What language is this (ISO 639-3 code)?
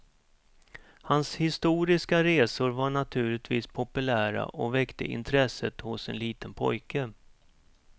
swe